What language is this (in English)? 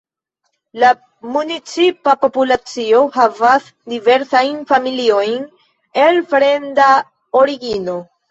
Esperanto